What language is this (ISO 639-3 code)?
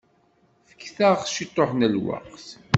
kab